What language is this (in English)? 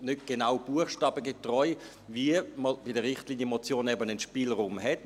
Swiss German